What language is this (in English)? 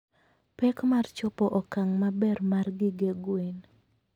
Luo (Kenya and Tanzania)